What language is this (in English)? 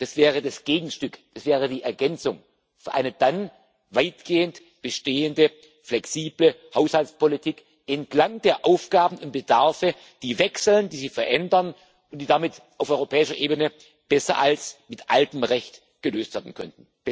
German